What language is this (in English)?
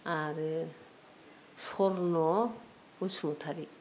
Bodo